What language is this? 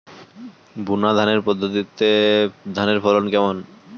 Bangla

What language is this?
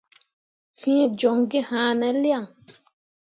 Mundang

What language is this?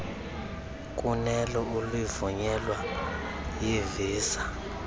Xhosa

